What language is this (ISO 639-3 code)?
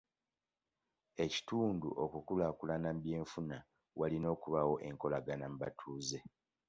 lug